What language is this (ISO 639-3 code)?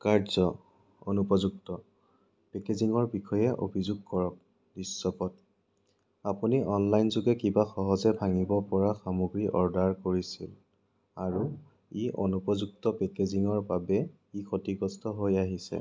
asm